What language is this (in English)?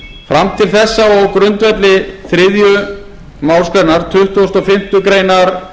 Icelandic